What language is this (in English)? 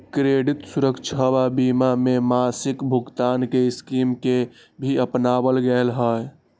Magahi